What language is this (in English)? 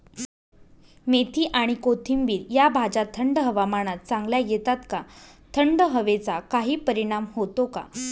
Marathi